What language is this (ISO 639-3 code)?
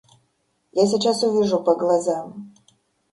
rus